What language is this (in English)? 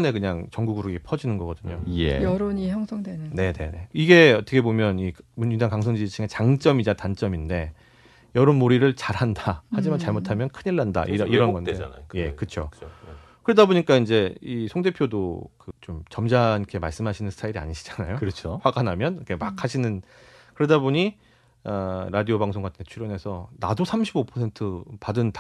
Korean